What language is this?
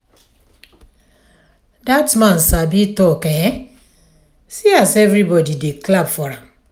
Nigerian Pidgin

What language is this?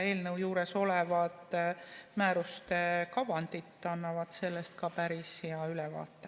Estonian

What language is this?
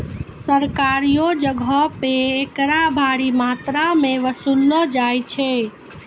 Maithili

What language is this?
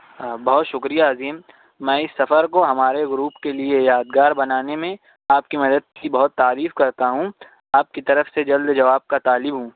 Urdu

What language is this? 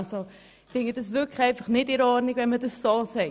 Swiss German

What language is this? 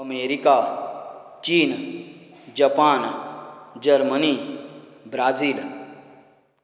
Konkani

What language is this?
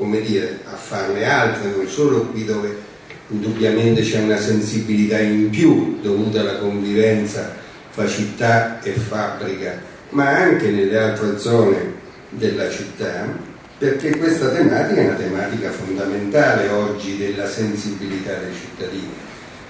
Italian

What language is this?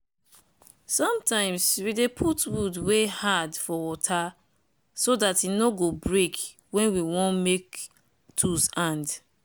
Nigerian Pidgin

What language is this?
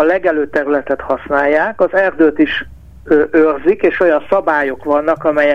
Hungarian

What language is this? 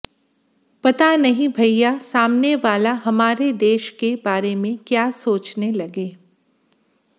Hindi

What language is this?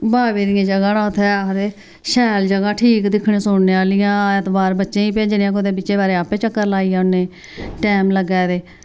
Dogri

